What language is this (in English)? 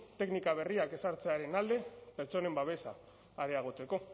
Basque